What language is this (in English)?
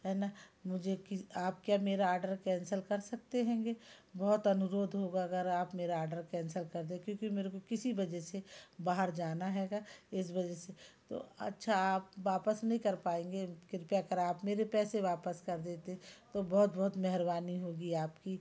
Hindi